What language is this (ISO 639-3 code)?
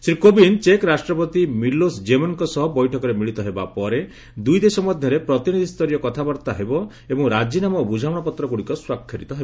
ori